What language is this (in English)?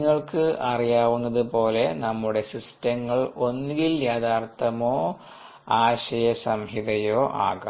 Malayalam